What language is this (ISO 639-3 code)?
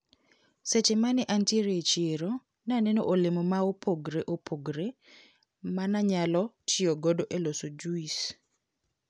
luo